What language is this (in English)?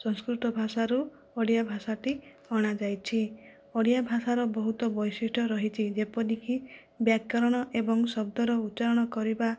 Odia